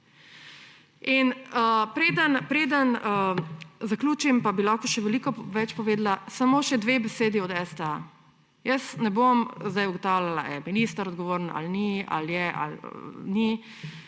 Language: Slovenian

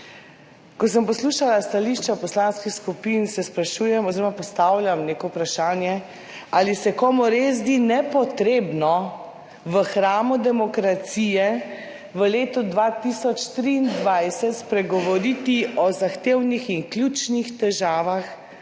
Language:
Slovenian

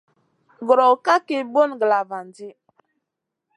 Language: Masana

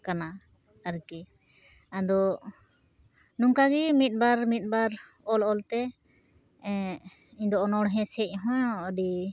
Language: Santali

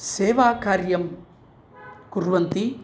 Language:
Sanskrit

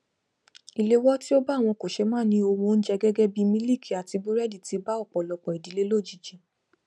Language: Yoruba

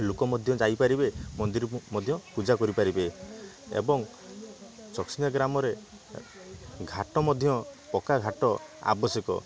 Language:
Odia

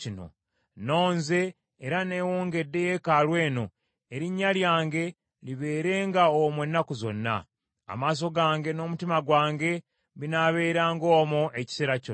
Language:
Ganda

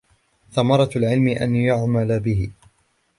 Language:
Arabic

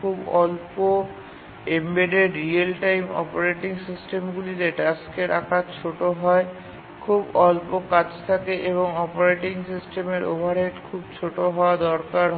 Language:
Bangla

